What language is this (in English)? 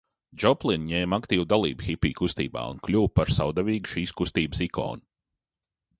Latvian